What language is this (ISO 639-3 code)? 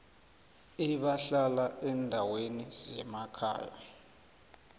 nbl